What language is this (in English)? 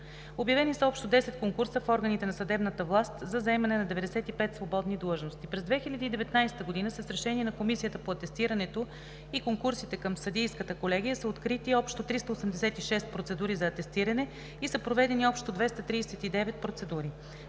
Bulgarian